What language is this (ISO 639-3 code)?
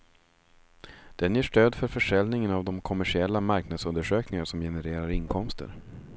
swe